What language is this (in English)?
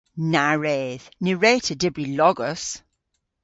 Cornish